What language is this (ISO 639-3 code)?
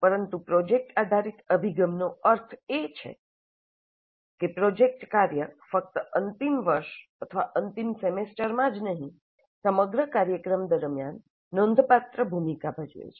guj